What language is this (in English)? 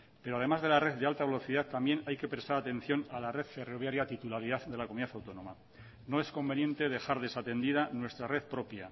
Spanish